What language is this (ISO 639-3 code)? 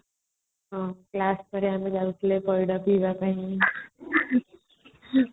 ori